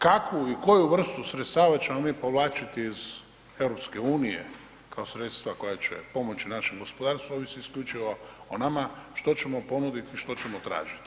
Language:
Croatian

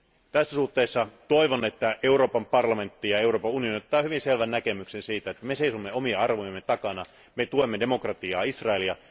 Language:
Finnish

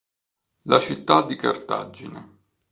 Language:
Italian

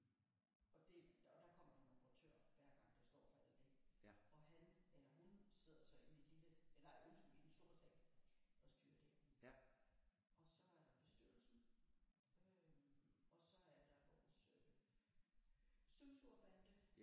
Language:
Danish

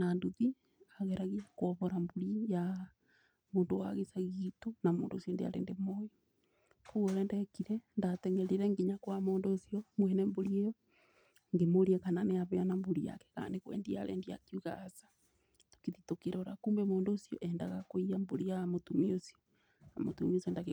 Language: Kikuyu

